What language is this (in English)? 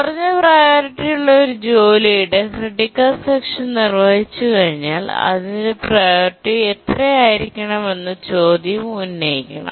Malayalam